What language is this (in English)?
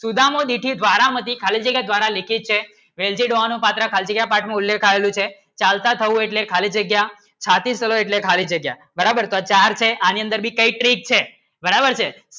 Gujarati